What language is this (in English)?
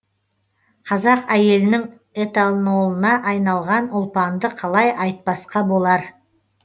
Kazakh